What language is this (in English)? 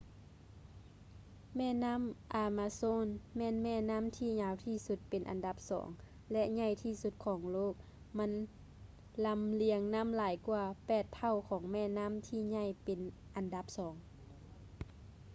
Lao